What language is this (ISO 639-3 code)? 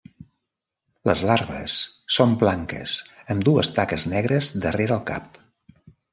cat